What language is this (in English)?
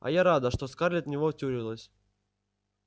Russian